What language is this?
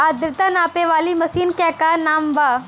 Bhojpuri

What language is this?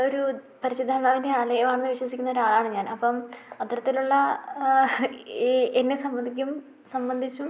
Malayalam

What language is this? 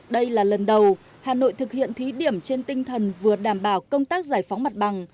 Vietnamese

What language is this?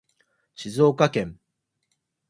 Japanese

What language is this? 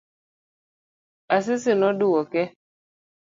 Luo (Kenya and Tanzania)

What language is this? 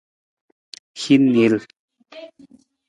Nawdm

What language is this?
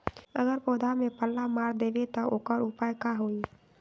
Magahi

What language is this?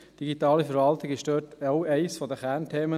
Swiss German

